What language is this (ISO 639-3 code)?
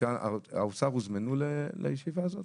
heb